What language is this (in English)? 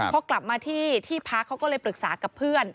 Thai